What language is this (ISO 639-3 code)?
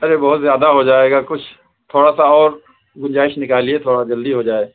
urd